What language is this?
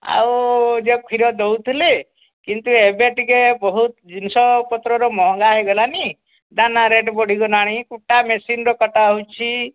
Odia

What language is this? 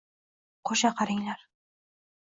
Uzbek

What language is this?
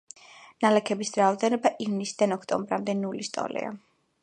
Georgian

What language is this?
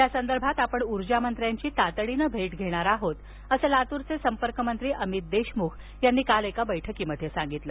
Marathi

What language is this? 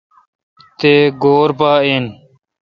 Kalkoti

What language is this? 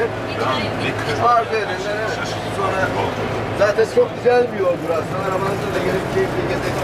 Turkish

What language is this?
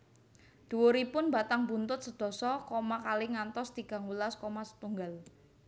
Javanese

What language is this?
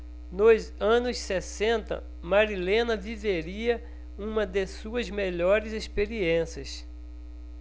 Portuguese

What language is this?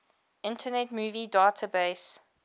English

